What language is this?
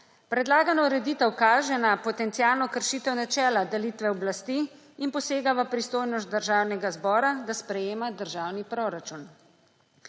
Slovenian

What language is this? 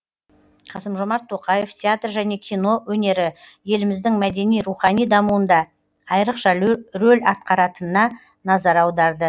Kazakh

